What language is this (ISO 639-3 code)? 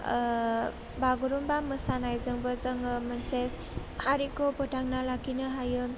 brx